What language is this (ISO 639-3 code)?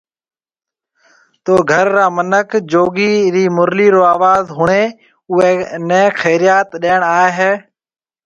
mve